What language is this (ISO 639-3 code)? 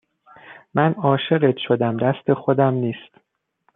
fas